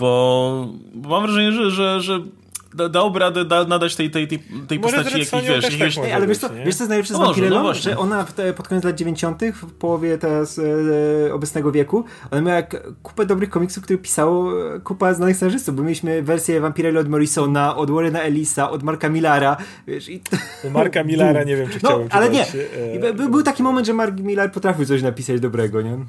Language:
Polish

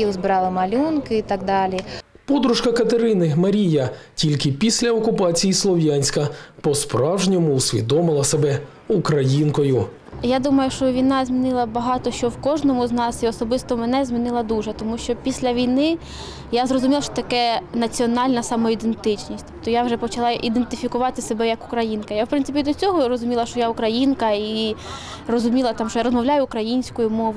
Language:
Ukrainian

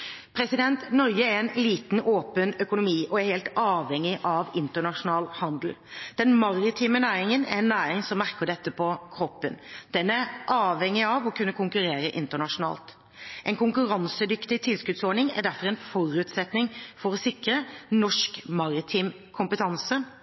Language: Norwegian Bokmål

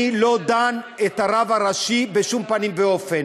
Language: Hebrew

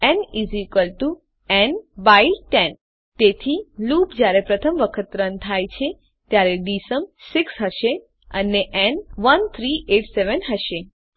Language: Gujarati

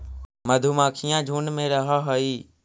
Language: Magahi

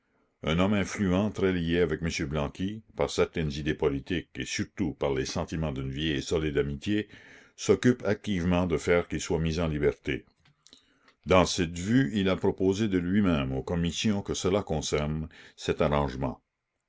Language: French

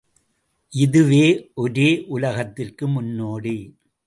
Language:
Tamil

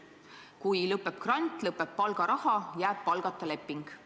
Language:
Estonian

